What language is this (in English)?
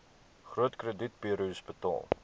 Afrikaans